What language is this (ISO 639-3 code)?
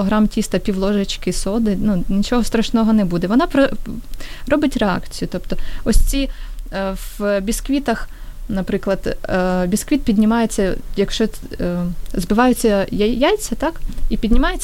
ukr